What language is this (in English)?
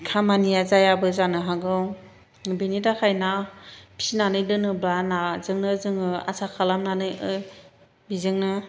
Bodo